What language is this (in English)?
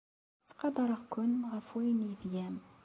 Kabyle